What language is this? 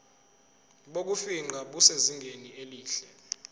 Zulu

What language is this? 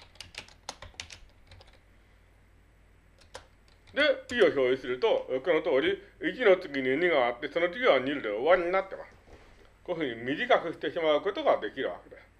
Japanese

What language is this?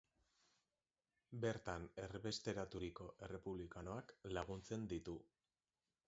Basque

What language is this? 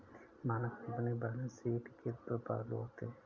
Hindi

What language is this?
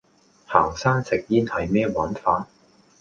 Cantonese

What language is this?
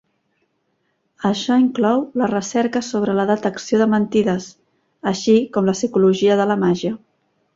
Catalan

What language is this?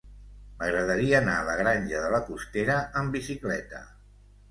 Catalan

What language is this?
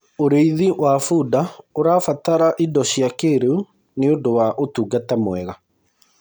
Kikuyu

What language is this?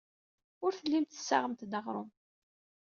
Kabyle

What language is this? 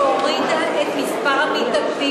Hebrew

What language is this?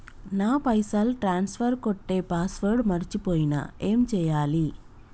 Telugu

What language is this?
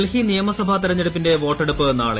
Malayalam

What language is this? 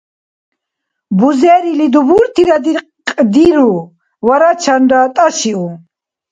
Dargwa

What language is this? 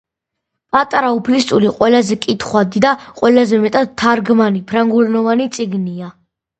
Georgian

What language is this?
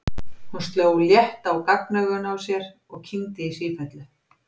Icelandic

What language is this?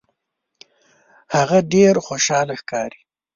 Pashto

